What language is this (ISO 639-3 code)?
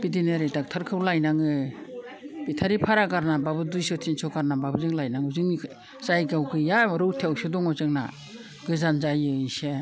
brx